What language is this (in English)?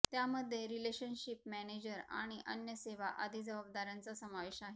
Marathi